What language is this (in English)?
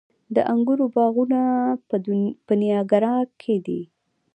Pashto